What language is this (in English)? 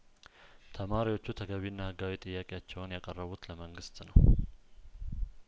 Amharic